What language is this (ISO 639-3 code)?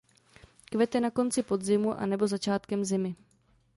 ces